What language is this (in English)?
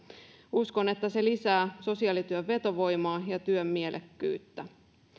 Finnish